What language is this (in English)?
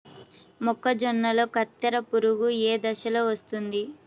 Telugu